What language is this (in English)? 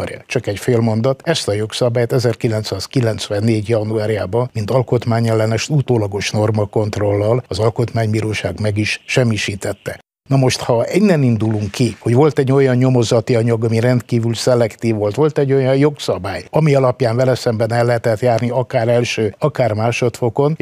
Hungarian